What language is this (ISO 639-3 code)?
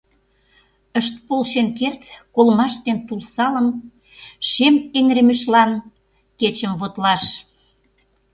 chm